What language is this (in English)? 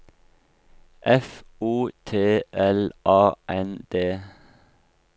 Norwegian